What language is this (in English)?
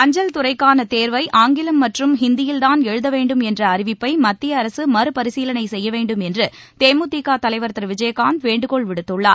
Tamil